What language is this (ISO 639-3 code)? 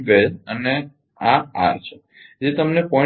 guj